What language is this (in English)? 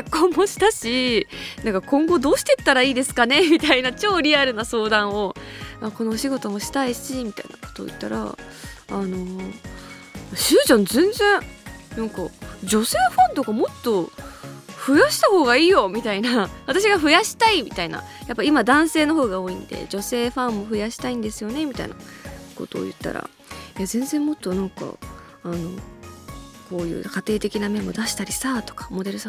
Japanese